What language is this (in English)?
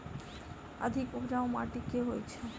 Maithili